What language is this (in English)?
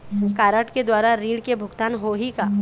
Chhattisgarhi